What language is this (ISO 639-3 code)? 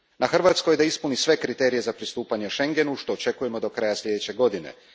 hrv